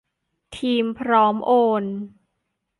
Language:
Thai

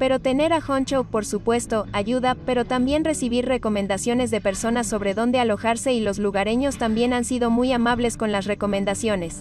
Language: Spanish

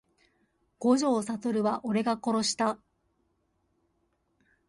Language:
Japanese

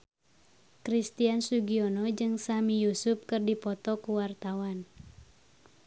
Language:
Sundanese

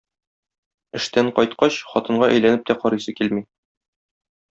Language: Tatar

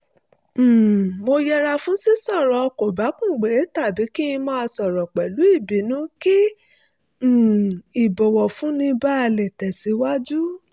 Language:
Yoruba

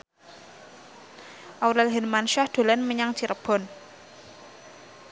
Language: Javanese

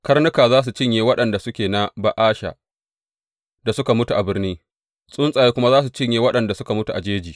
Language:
Hausa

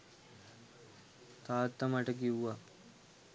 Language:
Sinhala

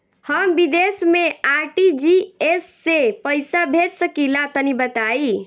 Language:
Bhojpuri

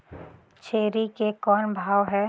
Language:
Chhattisgarhi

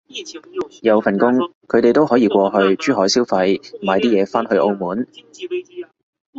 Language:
Cantonese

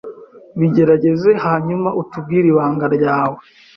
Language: Kinyarwanda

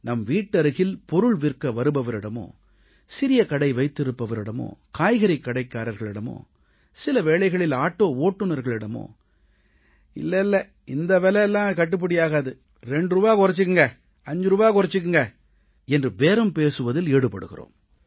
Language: Tamil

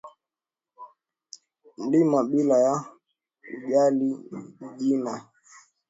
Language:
Swahili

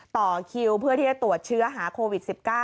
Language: Thai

